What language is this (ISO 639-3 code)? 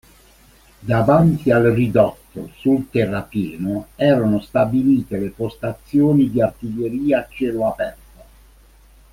ita